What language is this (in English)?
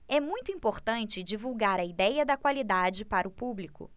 Portuguese